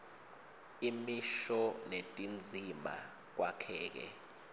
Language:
Swati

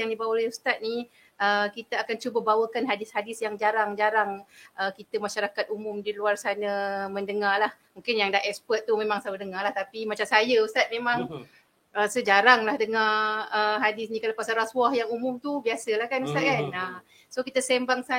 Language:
Malay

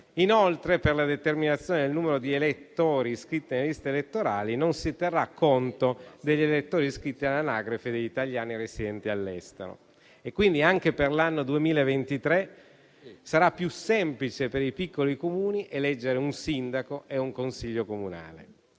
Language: Italian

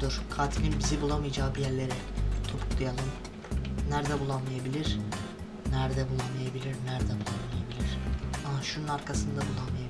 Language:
Turkish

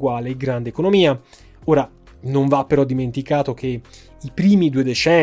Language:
Italian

